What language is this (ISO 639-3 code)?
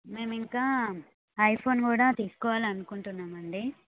tel